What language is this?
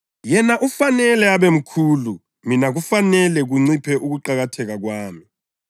North Ndebele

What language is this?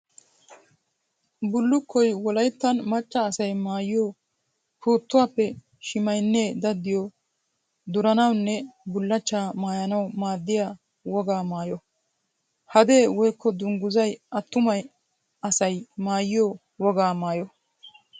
Wolaytta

